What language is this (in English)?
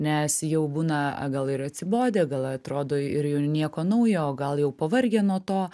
Lithuanian